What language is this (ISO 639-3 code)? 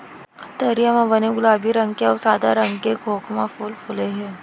hne